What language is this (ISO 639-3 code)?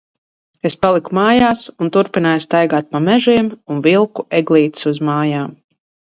lav